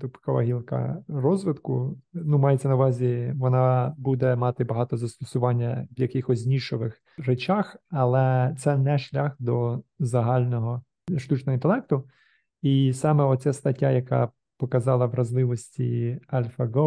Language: Ukrainian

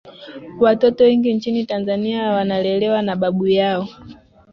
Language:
Swahili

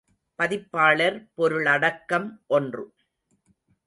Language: Tamil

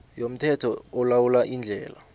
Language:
South Ndebele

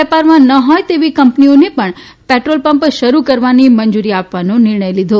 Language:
Gujarati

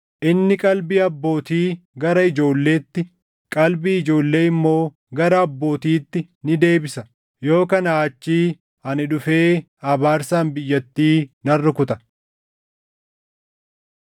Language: Oromo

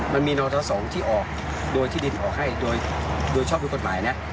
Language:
Thai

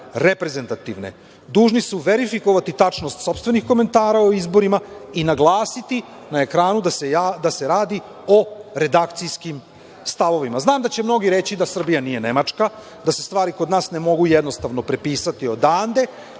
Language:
Serbian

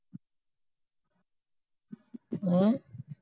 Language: Punjabi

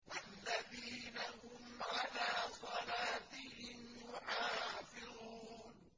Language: Arabic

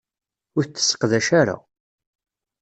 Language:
Kabyle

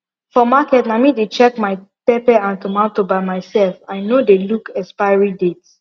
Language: Nigerian Pidgin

